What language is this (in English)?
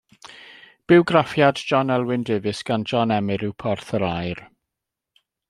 Welsh